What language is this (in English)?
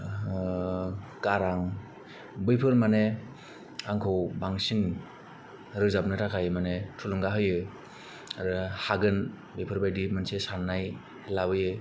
Bodo